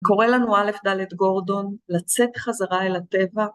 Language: Hebrew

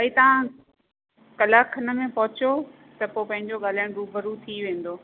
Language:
Sindhi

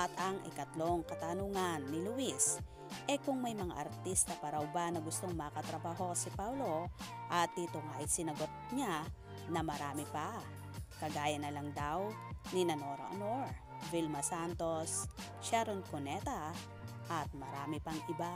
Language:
Filipino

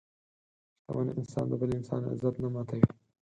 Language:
Pashto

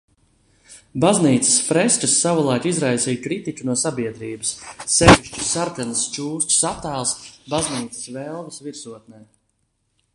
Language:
Latvian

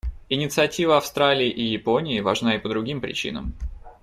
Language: Russian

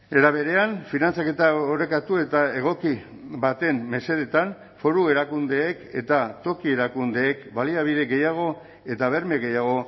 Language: Basque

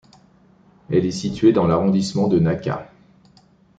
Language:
French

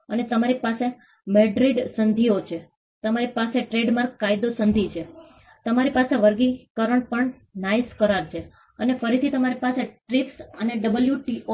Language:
Gujarati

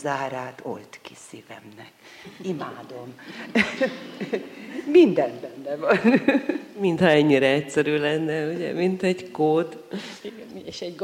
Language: Hungarian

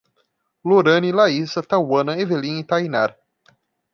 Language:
Portuguese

